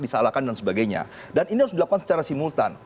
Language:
Indonesian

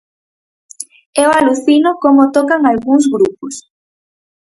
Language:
Galician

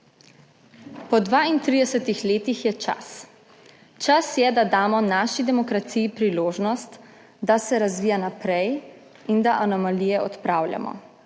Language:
Slovenian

